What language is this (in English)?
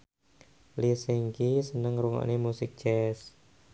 Javanese